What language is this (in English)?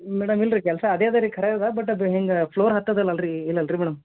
Kannada